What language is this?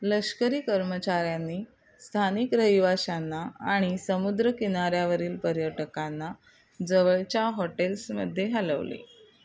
Marathi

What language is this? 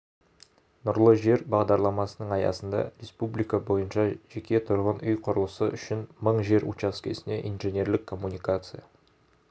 Kazakh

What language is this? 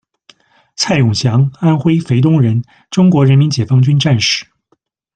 Chinese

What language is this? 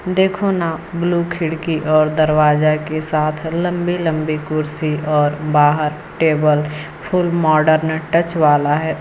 Hindi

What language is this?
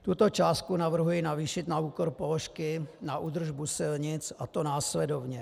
Czech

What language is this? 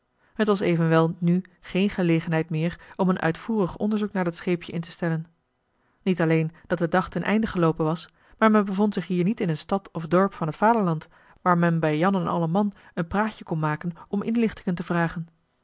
Dutch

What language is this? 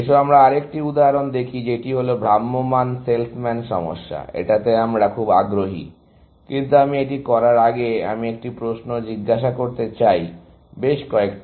Bangla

